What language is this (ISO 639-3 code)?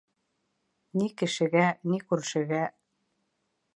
bak